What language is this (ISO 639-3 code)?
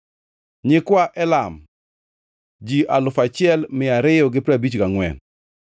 luo